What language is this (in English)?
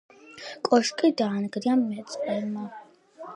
Georgian